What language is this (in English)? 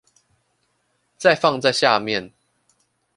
Chinese